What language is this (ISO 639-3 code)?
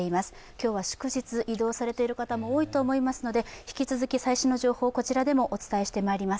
jpn